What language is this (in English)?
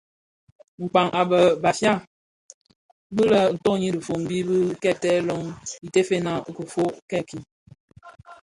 Bafia